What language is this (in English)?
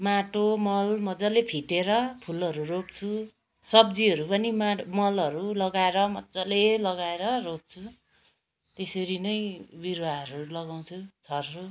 Nepali